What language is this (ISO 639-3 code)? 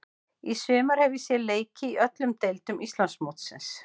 isl